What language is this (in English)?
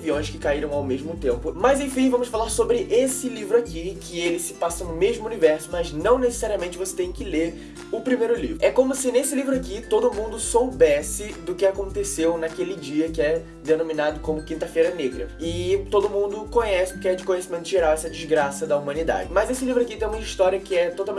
Portuguese